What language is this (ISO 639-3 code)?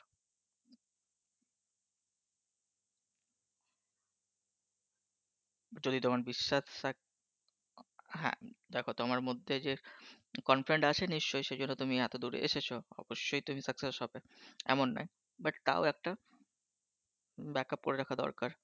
ben